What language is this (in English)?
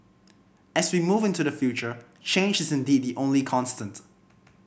English